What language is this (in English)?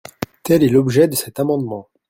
French